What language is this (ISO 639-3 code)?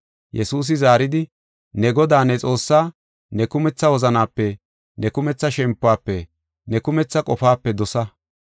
gof